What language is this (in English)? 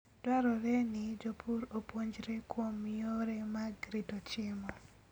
Luo (Kenya and Tanzania)